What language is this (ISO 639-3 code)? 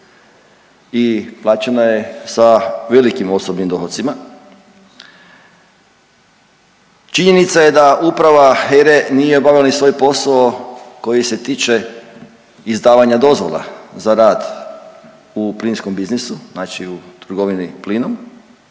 hrv